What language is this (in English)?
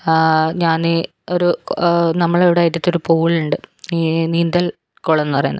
Malayalam